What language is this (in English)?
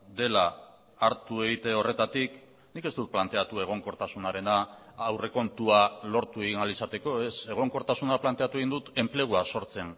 Basque